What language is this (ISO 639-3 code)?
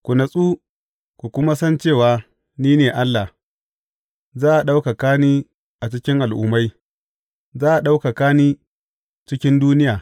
hau